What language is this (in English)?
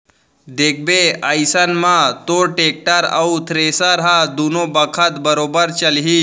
Chhattisgarhi